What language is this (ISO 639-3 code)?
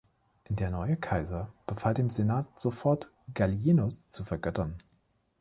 deu